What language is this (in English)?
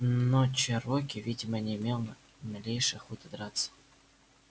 Russian